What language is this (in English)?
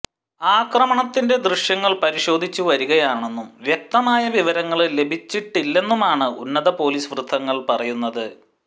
Malayalam